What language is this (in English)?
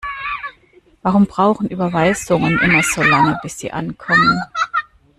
German